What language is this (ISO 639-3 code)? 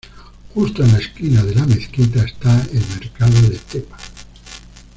spa